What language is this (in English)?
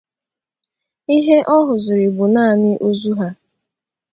Igbo